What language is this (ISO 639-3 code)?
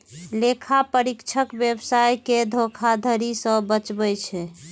mai